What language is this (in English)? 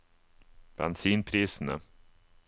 Norwegian